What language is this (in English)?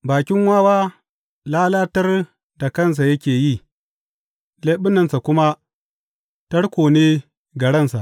Hausa